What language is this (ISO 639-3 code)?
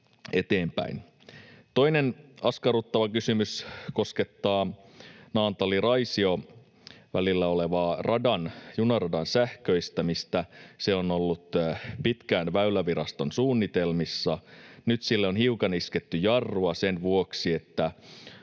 fin